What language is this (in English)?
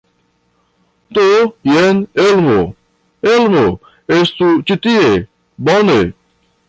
Esperanto